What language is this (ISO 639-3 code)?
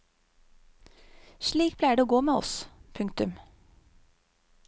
nor